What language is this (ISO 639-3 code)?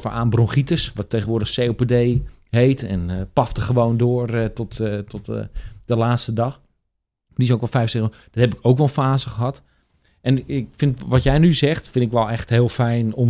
nld